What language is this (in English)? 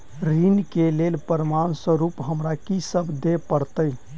Maithili